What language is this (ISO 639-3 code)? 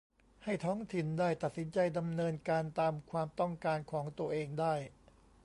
tha